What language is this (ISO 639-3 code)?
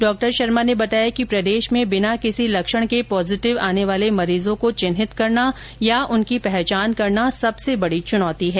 hin